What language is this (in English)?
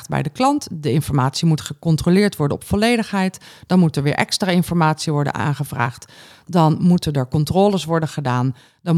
Dutch